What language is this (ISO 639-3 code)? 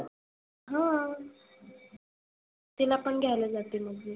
mar